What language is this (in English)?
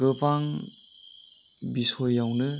Bodo